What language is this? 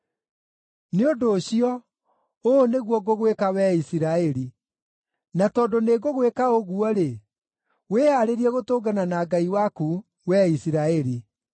Kikuyu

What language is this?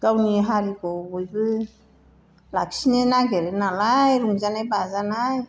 Bodo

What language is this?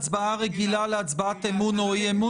Hebrew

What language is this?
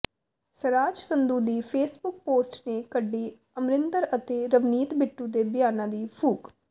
Punjabi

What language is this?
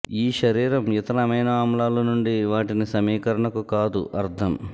Telugu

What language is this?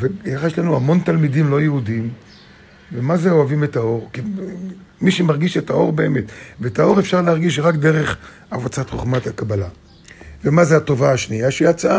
Hebrew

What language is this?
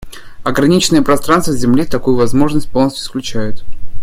Russian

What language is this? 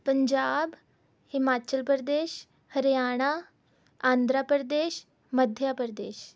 Punjabi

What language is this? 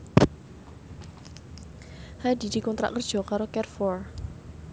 Javanese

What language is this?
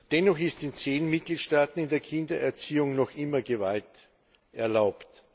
German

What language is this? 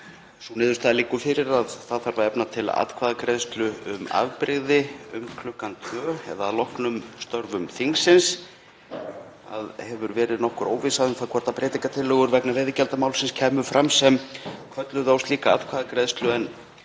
Icelandic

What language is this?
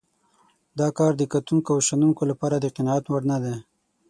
Pashto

